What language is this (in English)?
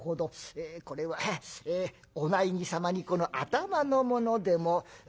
Japanese